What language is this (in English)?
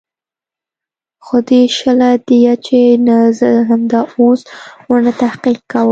Pashto